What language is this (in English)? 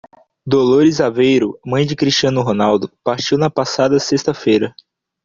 Portuguese